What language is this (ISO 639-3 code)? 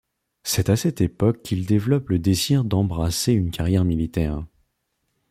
fra